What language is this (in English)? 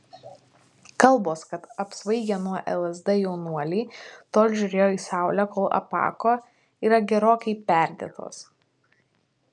Lithuanian